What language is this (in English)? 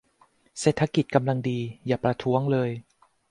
Thai